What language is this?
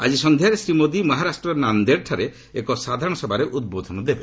Odia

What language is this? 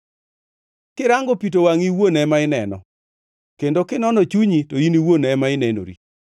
Luo (Kenya and Tanzania)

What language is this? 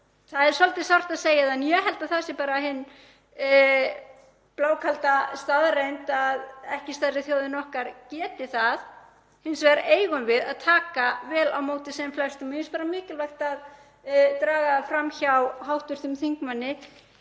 Icelandic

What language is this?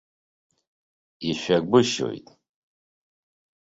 Abkhazian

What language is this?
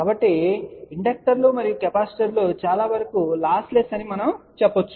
Telugu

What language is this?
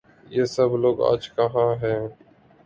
Urdu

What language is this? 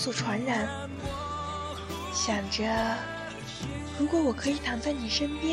Chinese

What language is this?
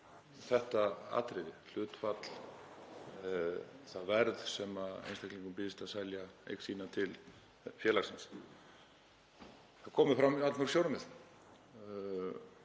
Icelandic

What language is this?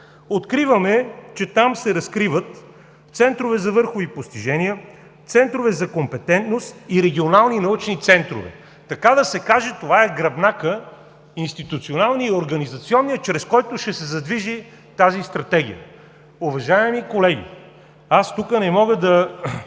Bulgarian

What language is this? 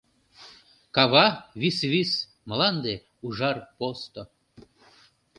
Mari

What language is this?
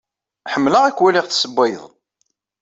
Kabyle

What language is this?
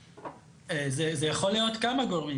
Hebrew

